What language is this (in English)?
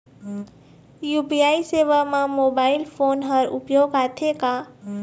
Chhattisgarhi